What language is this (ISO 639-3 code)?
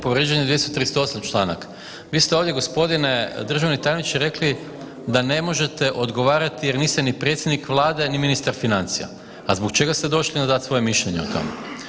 hrv